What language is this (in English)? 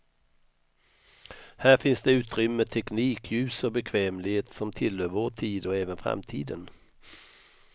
Swedish